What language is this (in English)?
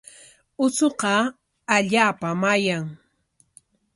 Corongo Ancash Quechua